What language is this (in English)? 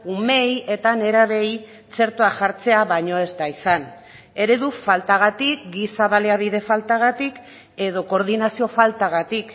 Basque